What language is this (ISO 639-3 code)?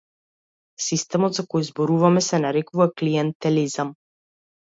mkd